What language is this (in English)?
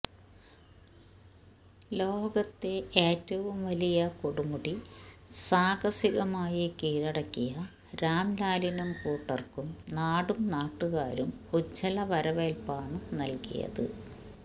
Malayalam